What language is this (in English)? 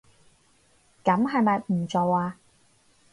Cantonese